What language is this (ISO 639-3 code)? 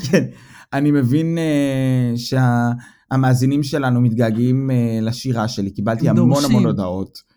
heb